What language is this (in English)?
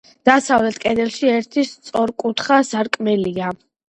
Georgian